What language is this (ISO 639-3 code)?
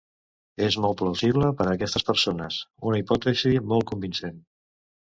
cat